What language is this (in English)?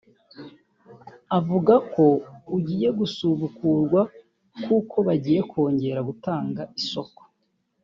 Kinyarwanda